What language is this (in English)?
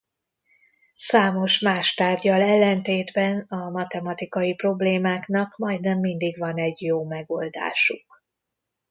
Hungarian